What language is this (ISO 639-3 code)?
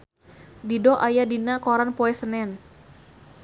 sun